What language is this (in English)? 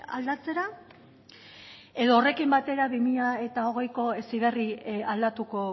Basque